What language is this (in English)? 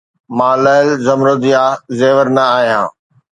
Sindhi